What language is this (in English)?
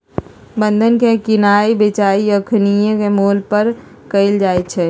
Magahi